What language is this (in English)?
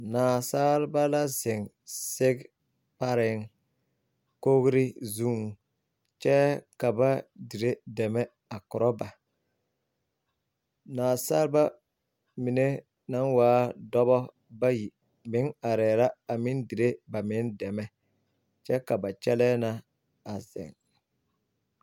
Southern Dagaare